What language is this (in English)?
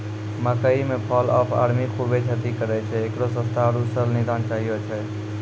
Maithili